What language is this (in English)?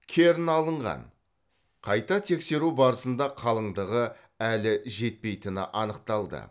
Kazakh